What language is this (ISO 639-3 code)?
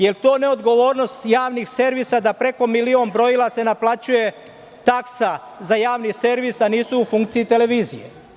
srp